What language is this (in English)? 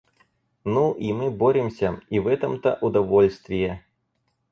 Russian